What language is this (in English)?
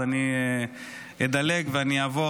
Hebrew